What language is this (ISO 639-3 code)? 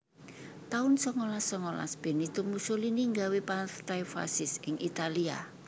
jav